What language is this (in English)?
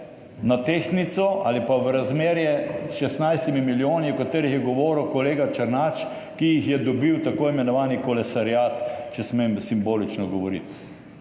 Slovenian